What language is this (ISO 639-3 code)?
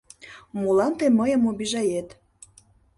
chm